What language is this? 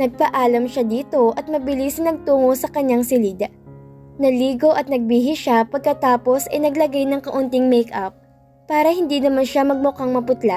Filipino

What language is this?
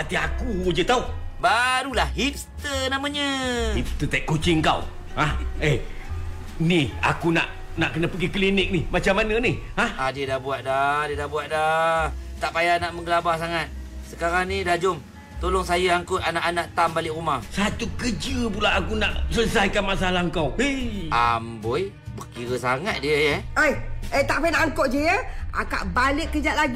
Malay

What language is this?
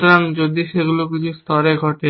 Bangla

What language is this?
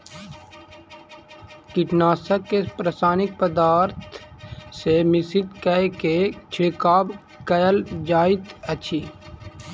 Maithili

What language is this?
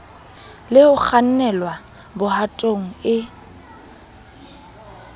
Southern Sotho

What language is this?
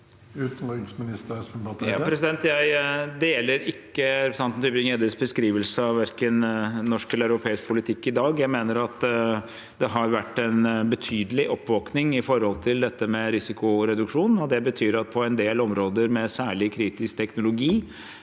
Norwegian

